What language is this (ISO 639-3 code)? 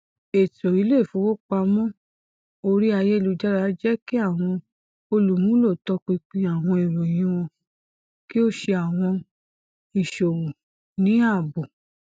yor